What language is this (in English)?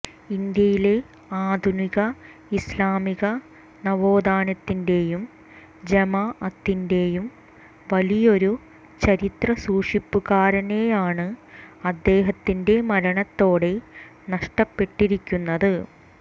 Malayalam